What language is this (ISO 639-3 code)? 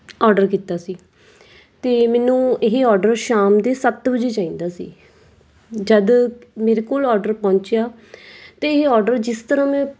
pan